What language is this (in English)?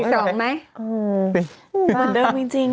Thai